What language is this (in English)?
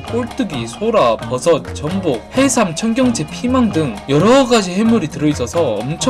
Korean